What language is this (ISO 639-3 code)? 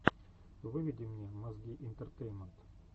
rus